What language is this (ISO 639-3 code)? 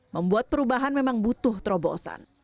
ind